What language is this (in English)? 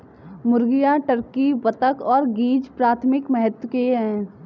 Hindi